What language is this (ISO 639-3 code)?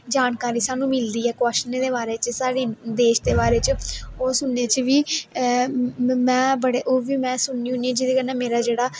doi